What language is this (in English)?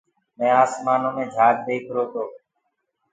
Gurgula